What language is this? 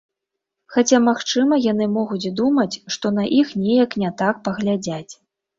Belarusian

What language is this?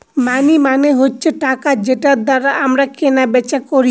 Bangla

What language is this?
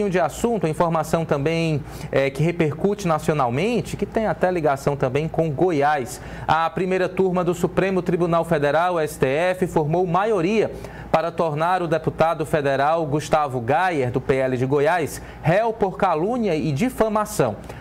Portuguese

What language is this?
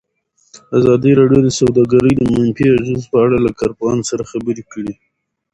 Pashto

